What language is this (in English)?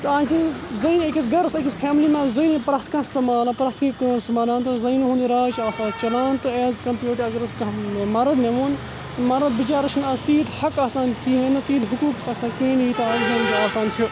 Kashmiri